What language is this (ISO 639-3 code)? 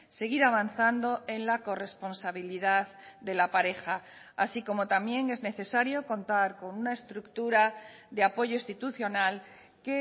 spa